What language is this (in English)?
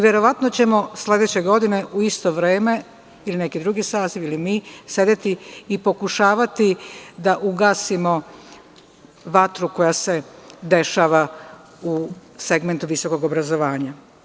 Serbian